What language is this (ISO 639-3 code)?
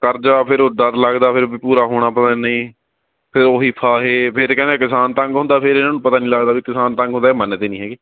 pan